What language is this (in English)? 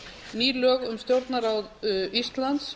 Icelandic